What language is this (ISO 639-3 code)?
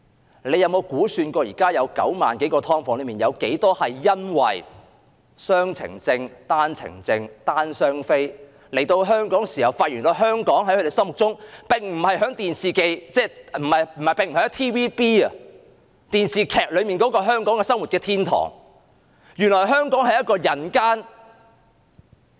yue